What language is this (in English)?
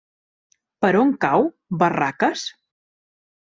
Catalan